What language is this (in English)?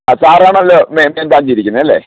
Malayalam